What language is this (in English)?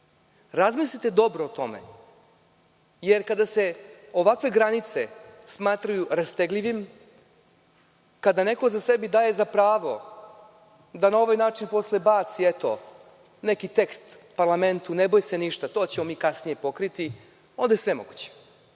Serbian